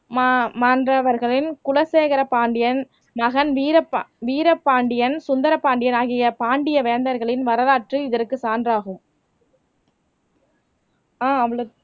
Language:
Tamil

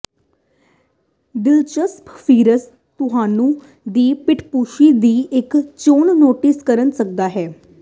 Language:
Punjabi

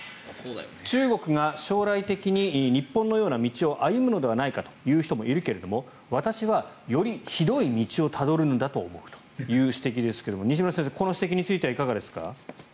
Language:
Japanese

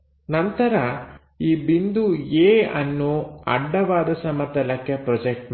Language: Kannada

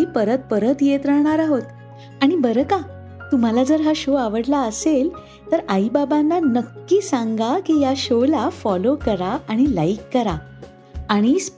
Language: Marathi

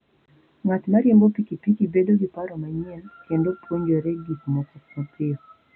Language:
Luo (Kenya and Tanzania)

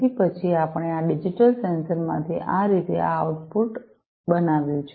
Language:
Gujarati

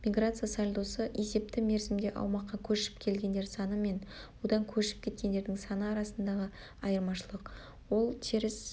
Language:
Kazakh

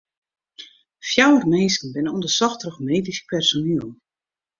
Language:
Western Frisian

